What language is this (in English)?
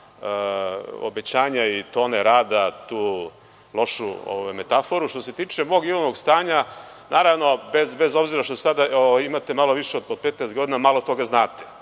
Serbian